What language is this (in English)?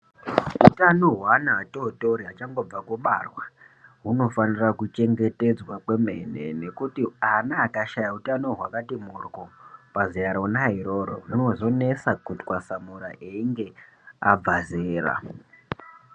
Ndau